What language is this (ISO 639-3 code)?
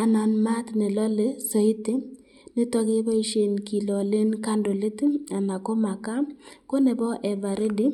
kln